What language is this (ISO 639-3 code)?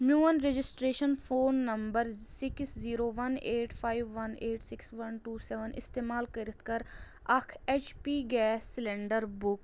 kas